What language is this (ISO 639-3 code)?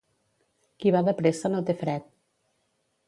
cat